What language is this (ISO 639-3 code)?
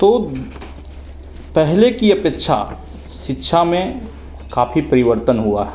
hin